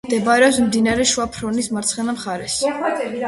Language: Georgian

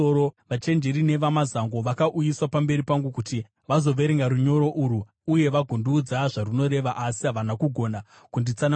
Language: Shona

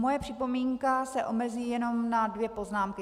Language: Czech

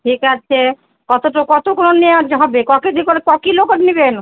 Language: Bangla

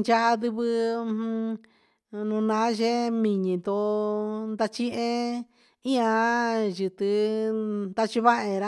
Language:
Huitepec Mixtec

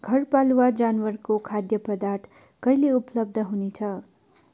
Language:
Nepali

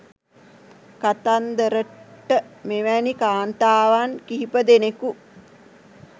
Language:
Sinhala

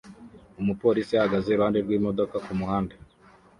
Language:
Kinyarwanda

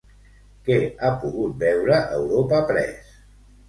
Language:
Catalan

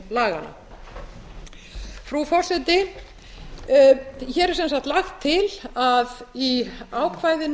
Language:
Icelandic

